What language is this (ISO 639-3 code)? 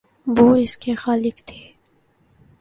urd